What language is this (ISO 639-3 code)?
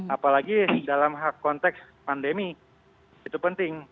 ind